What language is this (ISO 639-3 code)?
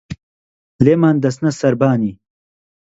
ckb